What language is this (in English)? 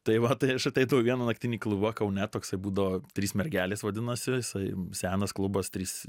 Lithuanian